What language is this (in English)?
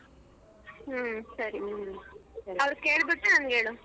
Kannada